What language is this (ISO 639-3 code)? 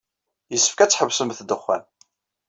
kab